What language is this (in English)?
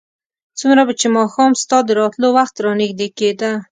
Pashto